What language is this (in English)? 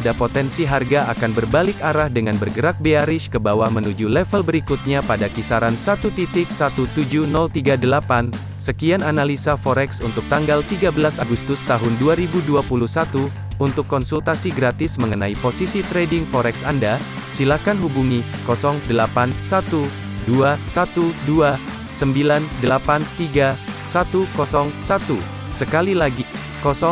Indonesian